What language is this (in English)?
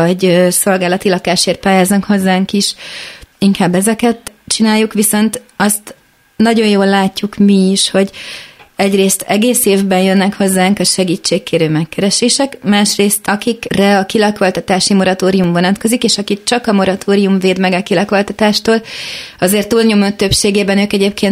Hungarian